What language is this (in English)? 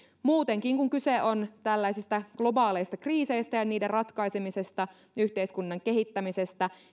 Finnish